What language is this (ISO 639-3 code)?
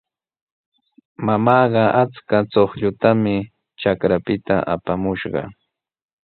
qws